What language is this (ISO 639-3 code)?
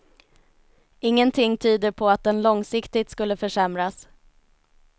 swe